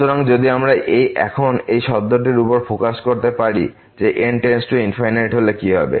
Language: Bangla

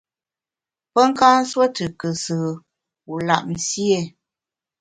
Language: Bamun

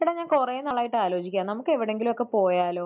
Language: Malayalam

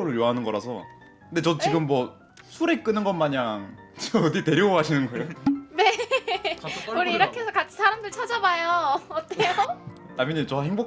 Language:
Korean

